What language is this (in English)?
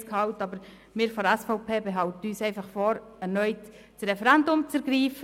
Swiss German